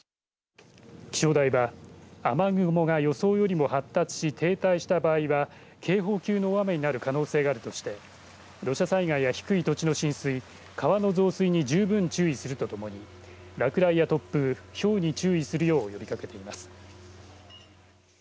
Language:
Japanese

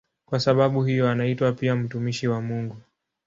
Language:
Swahili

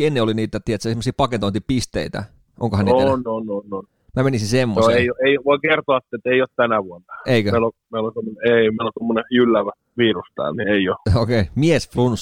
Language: Finnish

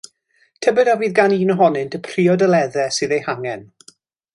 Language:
Welsh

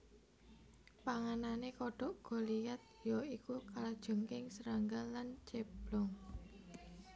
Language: Javanese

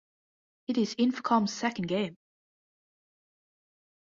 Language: English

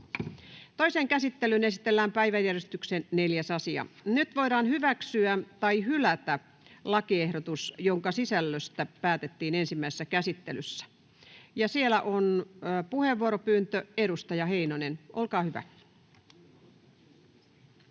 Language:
Finnish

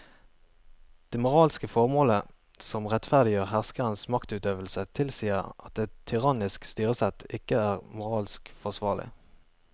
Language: Norwegian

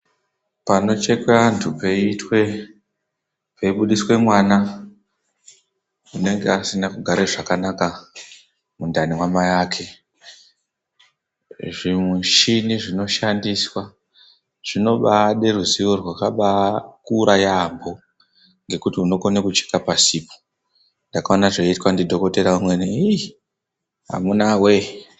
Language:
Ndau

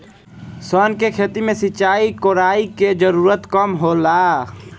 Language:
Bhojpuri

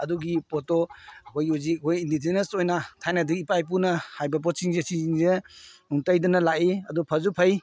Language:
Manipuri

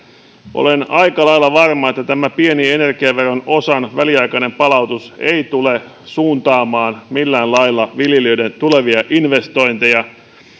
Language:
Finnish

